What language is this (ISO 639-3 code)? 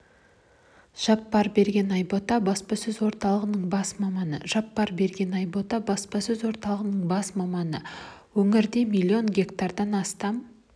kaz